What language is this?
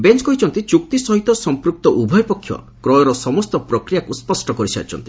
Odia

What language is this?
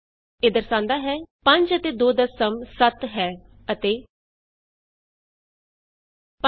Punjabi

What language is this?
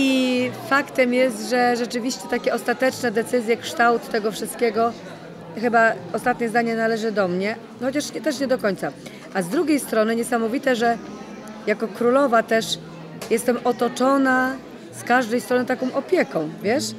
Polish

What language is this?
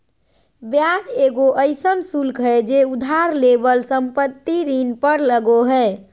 Magahi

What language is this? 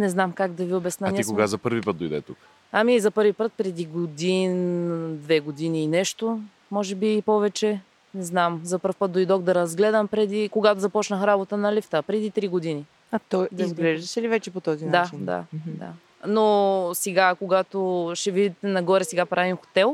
Bulgarian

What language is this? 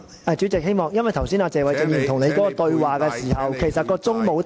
Cantonese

